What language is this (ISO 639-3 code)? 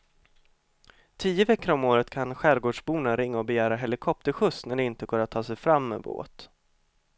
swe